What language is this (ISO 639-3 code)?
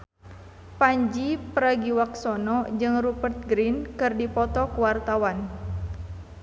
sun